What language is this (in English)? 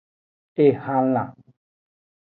Aja (Benin)